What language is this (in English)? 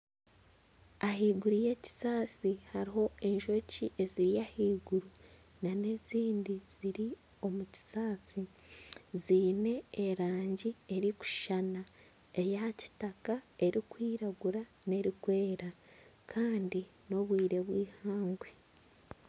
Nyankole